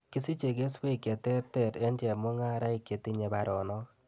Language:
Kalenjin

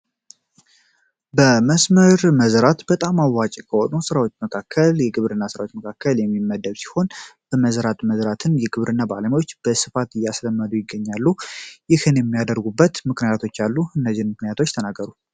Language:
Amharic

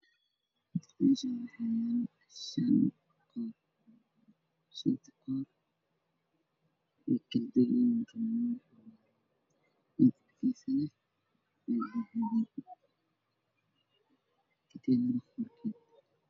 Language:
Somali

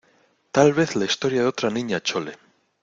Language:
Spanish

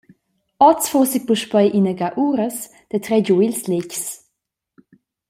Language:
Romansh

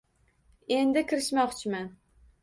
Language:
Uzbek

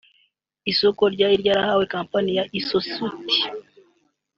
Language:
Kinyarwanda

